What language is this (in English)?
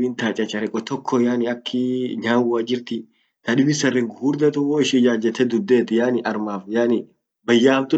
Orma